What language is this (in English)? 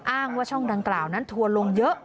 Thai